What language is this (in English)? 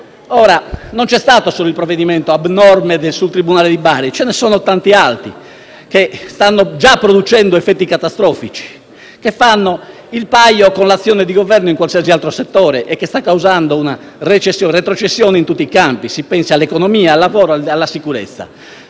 Italian